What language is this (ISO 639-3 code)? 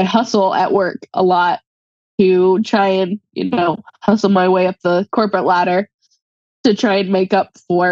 eng